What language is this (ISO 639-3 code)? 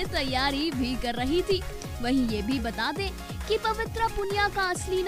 hin